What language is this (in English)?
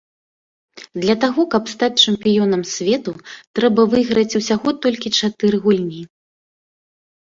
Belarusian